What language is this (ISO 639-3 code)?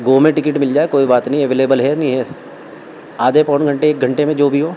urd